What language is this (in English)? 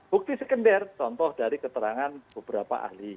Indonesian